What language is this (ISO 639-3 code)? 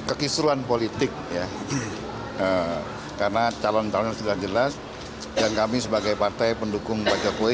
ind